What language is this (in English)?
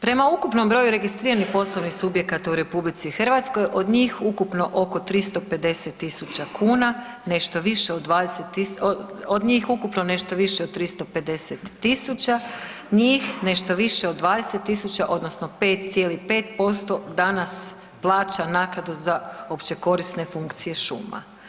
Croatian